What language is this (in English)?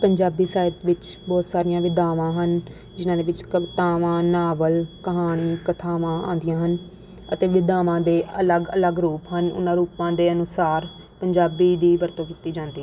Punjabi